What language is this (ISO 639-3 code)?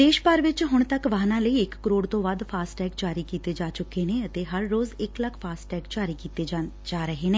pan